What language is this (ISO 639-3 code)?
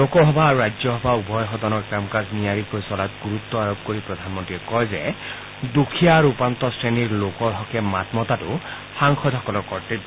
asm